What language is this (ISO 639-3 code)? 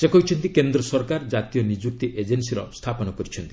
ori